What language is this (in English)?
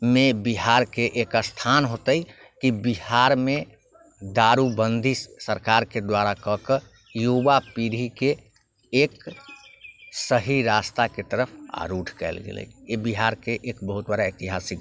Maithili